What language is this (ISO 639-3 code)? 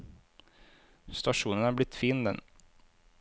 nor